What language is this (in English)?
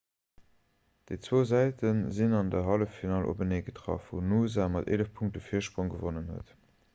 Luxembourgish